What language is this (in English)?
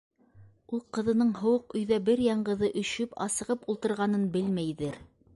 Bashkir